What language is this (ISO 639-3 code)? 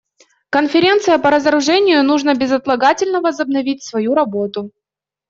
rus